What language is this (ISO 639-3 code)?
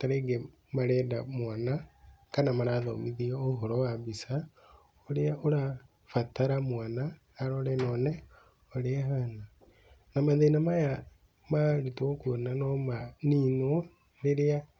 kik